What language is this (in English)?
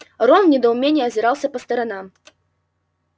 Russian